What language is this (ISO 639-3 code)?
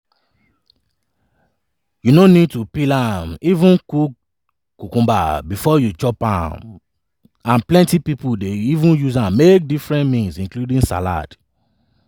pcm